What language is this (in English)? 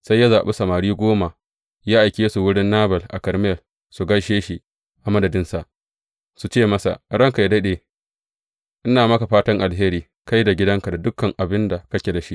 Hausa